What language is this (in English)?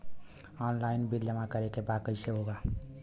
Bhojpuri